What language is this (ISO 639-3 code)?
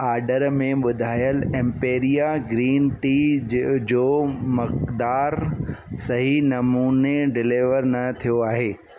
snd